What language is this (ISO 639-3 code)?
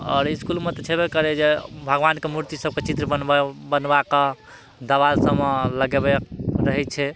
mai